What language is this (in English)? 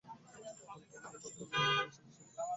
Bangla